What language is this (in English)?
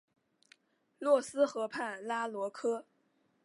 Chinese